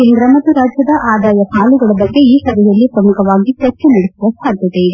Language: Kannada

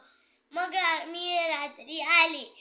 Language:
Marathi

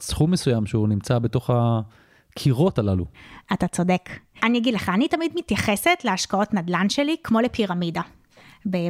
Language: Hebrew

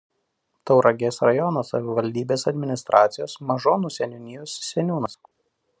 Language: Lithuanian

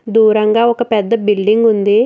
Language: Telugu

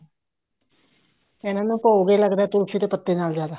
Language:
Punjabi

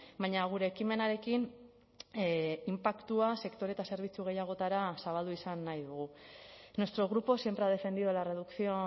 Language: Basque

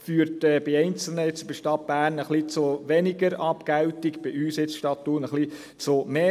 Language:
Swiss German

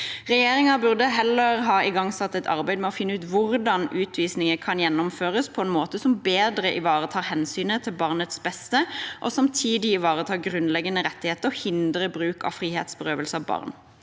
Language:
Norwegian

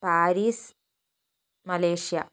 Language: Malayalam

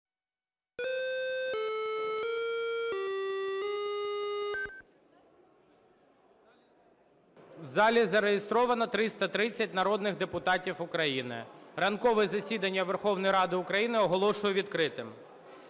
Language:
Ukrainian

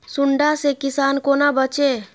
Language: Maithili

